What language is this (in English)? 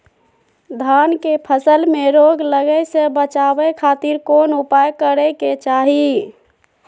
Magahi